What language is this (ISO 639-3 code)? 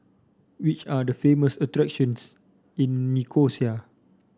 eng